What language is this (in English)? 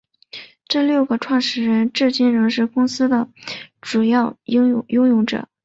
Chinese